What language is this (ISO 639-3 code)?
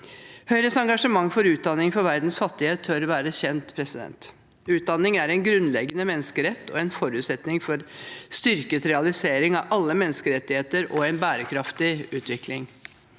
nor